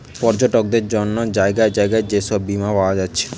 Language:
Bangla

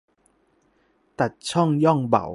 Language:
Thai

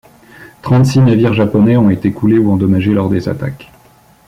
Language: French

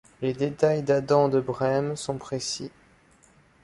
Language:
French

